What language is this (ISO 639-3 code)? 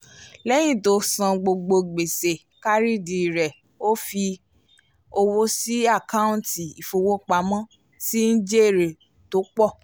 yor